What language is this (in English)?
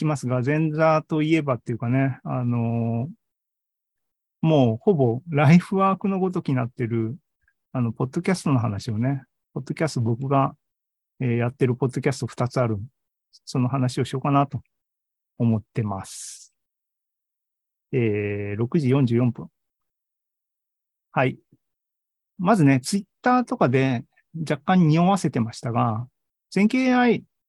Japanese